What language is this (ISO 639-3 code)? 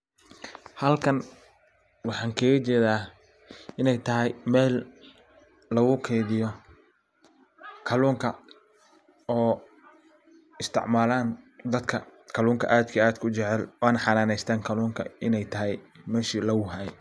som